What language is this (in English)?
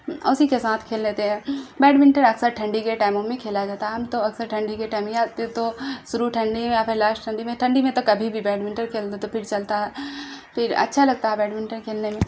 Urdu